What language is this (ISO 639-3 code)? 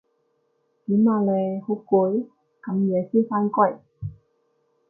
yue